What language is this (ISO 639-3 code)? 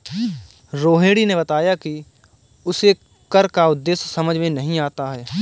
hin